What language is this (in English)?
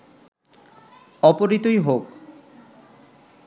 Bangla